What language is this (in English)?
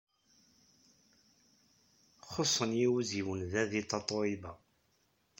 Kabyle